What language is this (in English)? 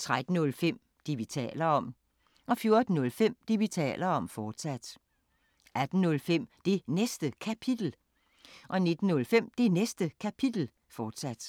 Danish